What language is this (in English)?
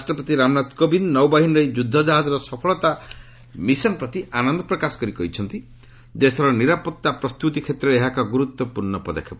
Odia